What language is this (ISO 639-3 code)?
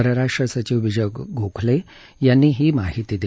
mar